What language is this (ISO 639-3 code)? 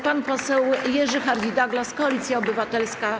pol